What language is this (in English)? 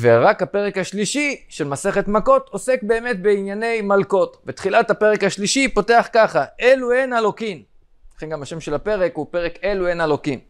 Hebrew